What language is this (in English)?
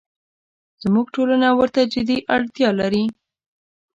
Pashto